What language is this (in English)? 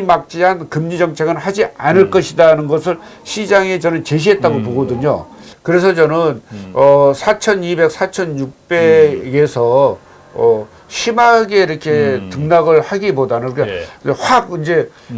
Korean